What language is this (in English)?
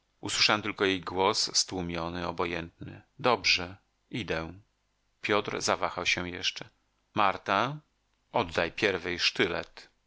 Polish